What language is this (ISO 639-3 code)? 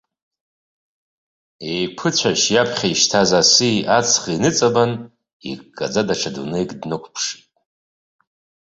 abk